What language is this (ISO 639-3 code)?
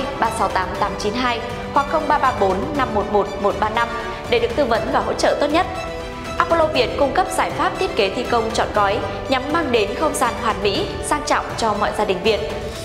vie